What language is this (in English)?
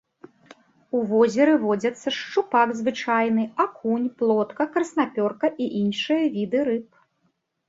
Belarusian